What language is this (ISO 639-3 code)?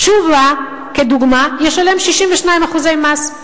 heb